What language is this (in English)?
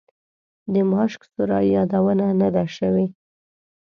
Pashto